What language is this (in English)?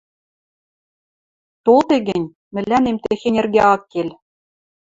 Western Mari